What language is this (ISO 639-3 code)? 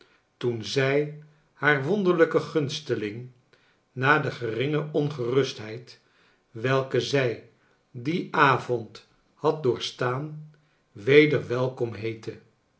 nld